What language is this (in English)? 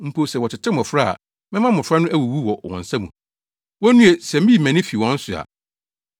Akan